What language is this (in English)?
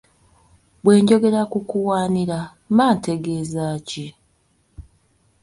Ganda